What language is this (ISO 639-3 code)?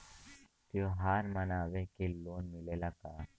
bho